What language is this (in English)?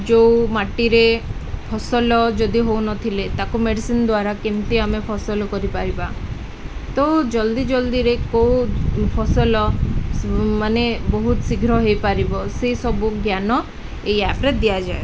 Odia